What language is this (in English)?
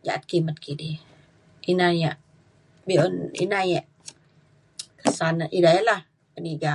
Mainstream Kenyah